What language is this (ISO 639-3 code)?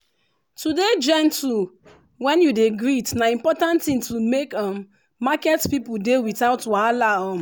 pcm